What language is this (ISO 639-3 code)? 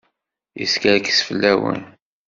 kab